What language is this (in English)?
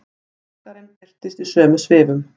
Icelandic